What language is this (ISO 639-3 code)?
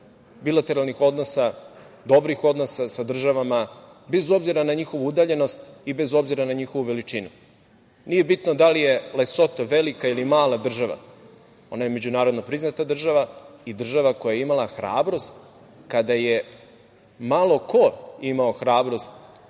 srp